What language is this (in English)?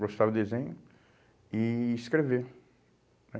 Portuguese